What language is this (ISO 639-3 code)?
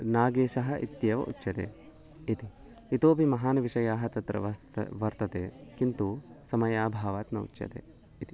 san